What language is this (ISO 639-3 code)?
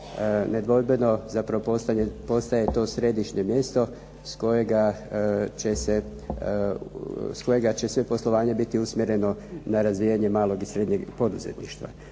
hrv